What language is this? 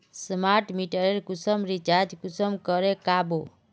Magahi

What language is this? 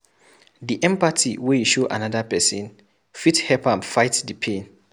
Nigerian Pidgin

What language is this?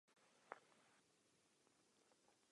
Czech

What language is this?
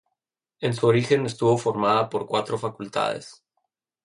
Spanish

